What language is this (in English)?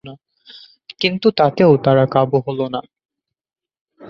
Bangla